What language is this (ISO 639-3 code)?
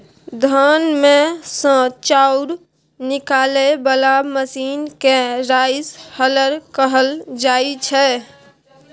mai